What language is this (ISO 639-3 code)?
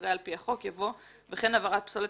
heb